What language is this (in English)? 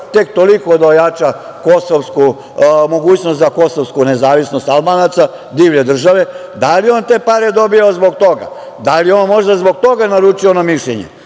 Serbian